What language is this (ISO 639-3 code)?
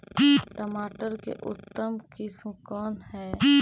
mag